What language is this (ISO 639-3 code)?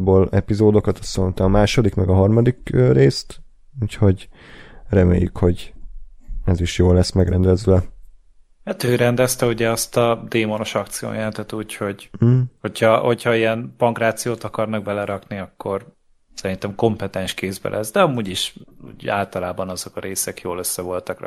hun